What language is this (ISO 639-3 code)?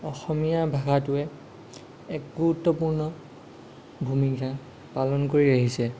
asm